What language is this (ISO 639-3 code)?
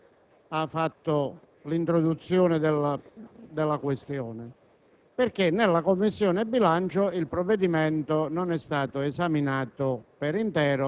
ita